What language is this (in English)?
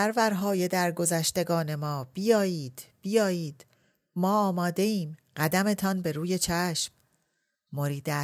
Persian